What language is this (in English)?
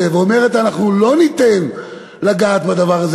Hebrew